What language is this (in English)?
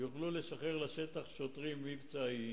Hebrew